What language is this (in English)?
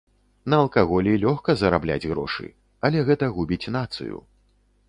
Belarusian